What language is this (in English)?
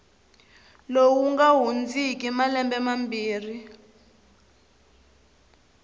Tsonga